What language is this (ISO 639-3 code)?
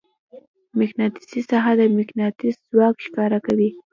pus